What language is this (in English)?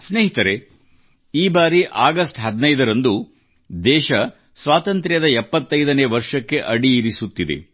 Kannada